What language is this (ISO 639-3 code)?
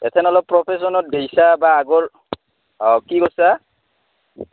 asm